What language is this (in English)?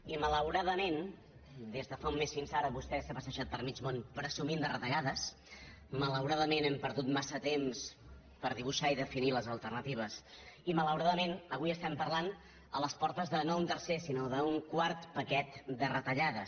Catalan